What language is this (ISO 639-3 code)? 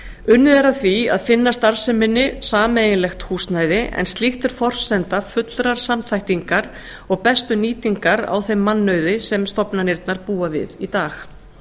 isl